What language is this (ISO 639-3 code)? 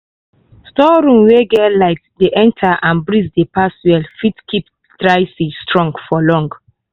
pcm